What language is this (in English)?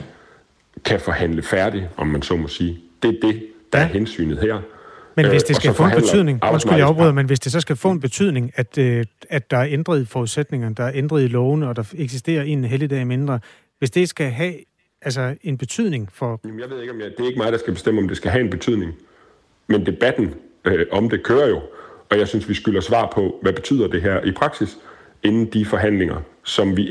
Danish